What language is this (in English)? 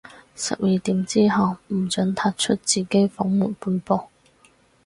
Cantonese